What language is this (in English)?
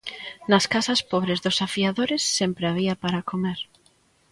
Galician